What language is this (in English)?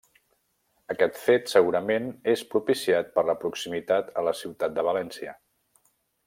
Catalan